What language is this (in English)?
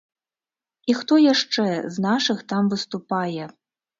Belarusian